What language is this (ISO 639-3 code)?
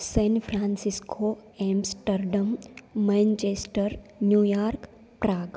san